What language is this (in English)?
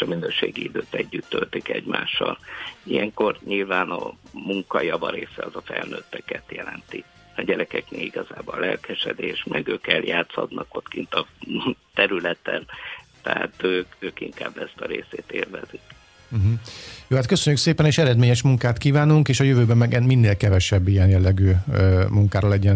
Hungarian